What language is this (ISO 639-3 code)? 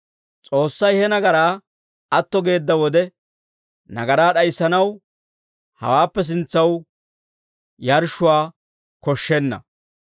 dwr